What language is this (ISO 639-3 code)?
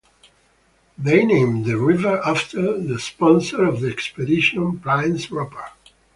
eng